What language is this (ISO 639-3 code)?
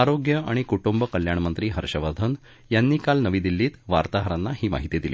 mar